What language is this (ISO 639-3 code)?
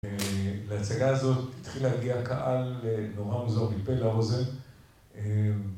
heb